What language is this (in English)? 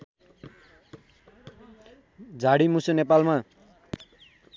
Nepali